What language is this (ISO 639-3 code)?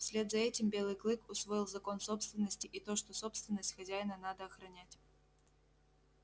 rus